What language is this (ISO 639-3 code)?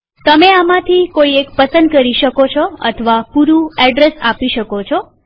guj